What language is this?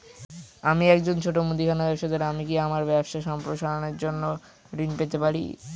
Bangla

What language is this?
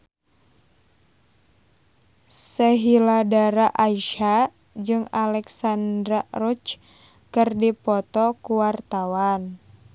Sundanese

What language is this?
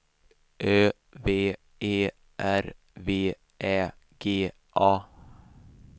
Swedish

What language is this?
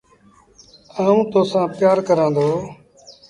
Sindhi Bhil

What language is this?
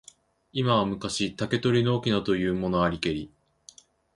Japanese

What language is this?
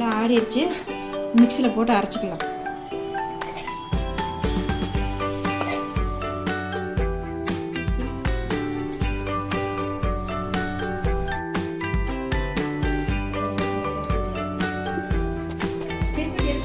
Arabic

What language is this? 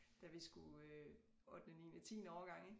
Danish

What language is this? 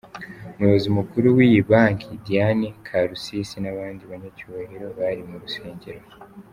Kinyarwanda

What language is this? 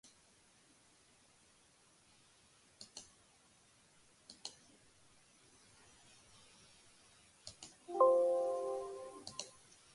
Georgian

